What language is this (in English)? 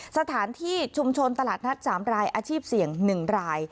Thai